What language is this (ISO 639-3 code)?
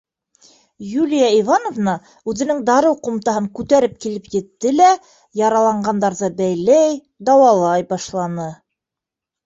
bak